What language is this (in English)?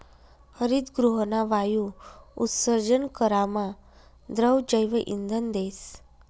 Marathi